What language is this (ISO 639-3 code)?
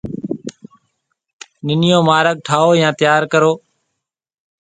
mve